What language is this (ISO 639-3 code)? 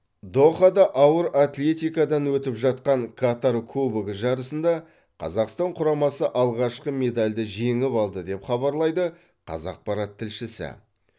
kaz